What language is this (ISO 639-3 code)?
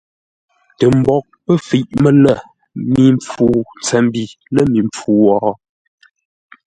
nla